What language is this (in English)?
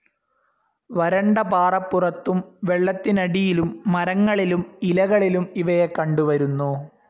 Malayalam